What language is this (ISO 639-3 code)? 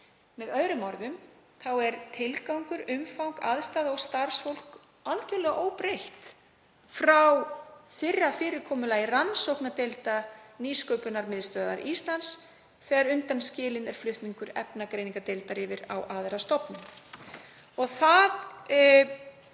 isl